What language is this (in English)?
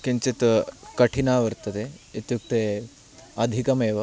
Sanskrit